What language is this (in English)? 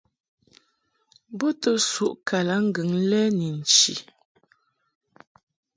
Mungaka